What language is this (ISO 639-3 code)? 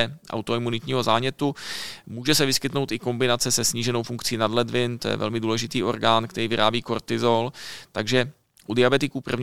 ces